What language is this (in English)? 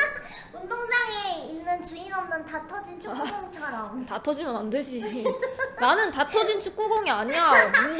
Korean